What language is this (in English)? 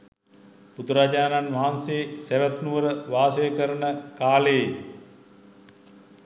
Sinhala